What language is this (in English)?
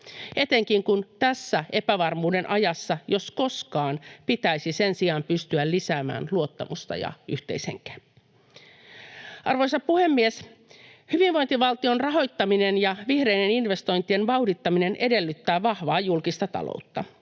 Finnish